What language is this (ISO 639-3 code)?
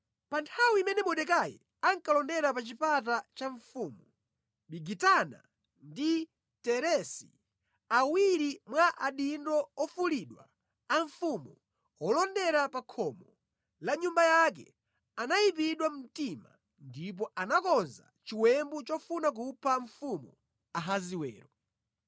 nya